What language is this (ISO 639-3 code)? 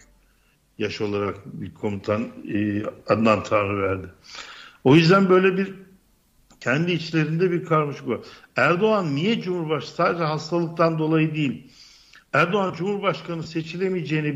tur